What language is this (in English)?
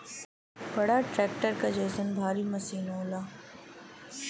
Bhojpuri